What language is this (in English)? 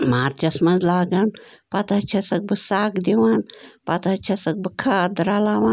Kashmiri